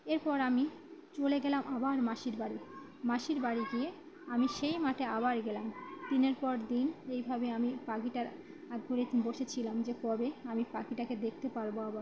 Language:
Bangla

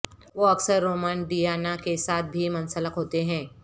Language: Urdu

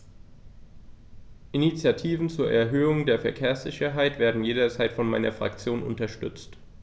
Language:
German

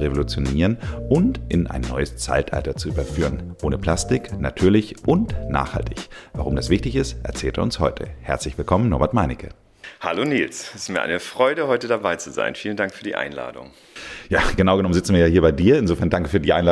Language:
German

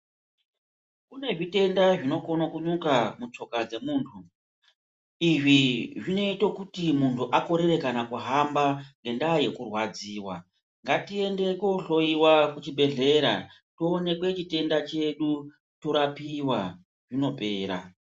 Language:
Ndau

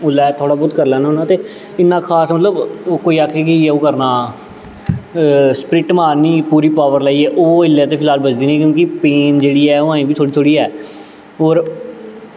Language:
Dogri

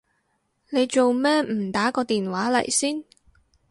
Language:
Cantonese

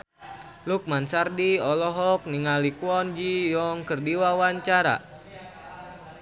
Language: Sundanese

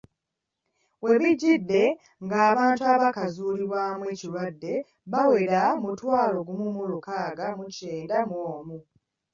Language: Ganda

